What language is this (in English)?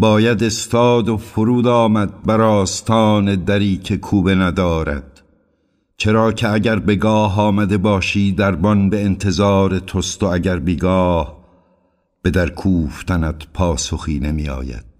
Persian